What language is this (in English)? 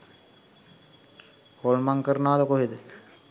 Sinhala